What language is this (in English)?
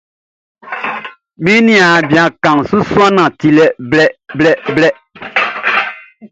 Baoulé